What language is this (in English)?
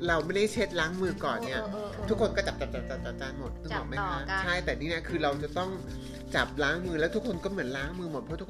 Thai